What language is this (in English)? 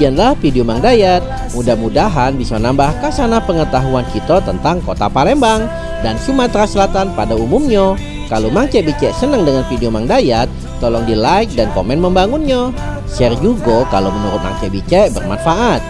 Indonesian